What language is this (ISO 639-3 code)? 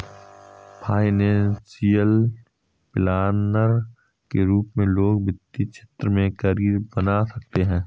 hin